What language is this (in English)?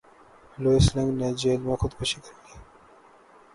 Urdu